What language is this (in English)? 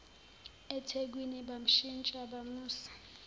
Zulu